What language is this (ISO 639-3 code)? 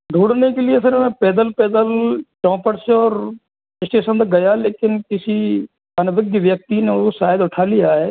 hin